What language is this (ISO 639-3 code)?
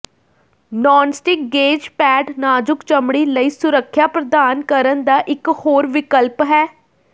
pan